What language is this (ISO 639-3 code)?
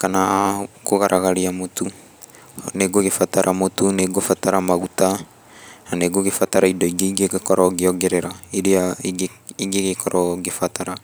kik